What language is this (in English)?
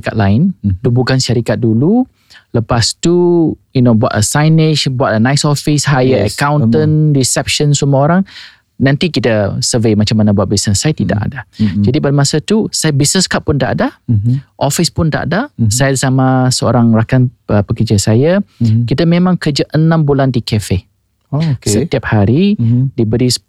Malay